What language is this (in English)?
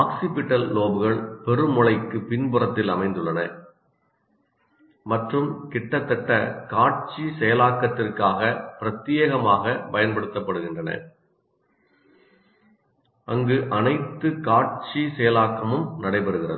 Tamil